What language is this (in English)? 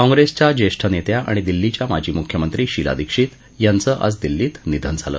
Marathi